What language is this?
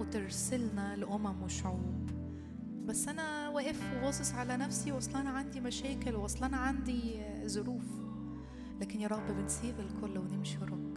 Arabic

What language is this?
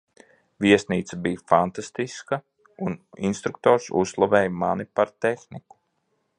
Latvian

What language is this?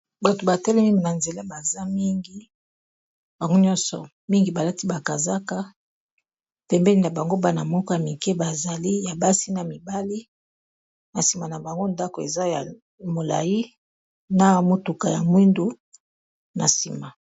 Lingala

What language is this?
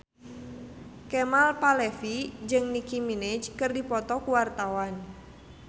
Sundanese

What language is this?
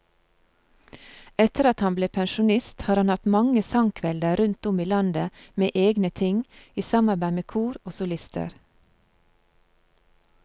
Norwegian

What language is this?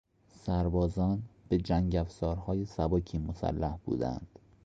Persian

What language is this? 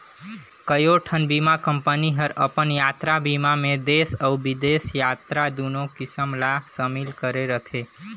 Chhattisgarhi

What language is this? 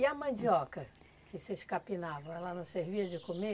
Portuguese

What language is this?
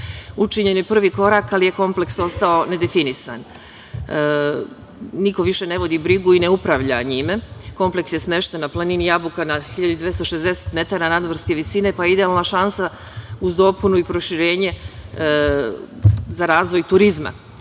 Serbian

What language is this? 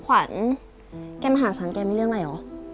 Thai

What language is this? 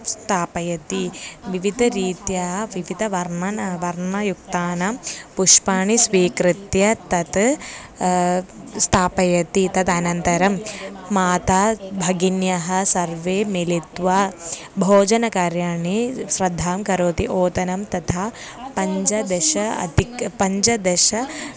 Sanskrit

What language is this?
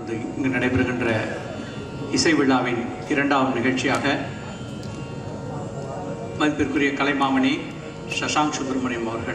Korean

